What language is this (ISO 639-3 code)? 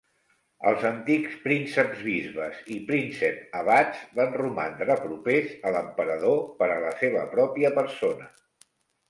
cat